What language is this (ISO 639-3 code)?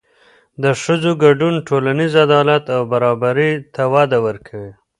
pus